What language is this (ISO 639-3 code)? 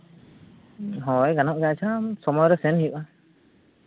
sat